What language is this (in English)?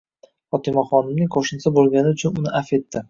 Uzbek